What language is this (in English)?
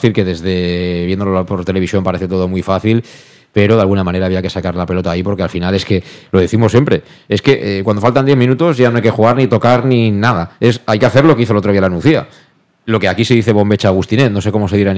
Spanish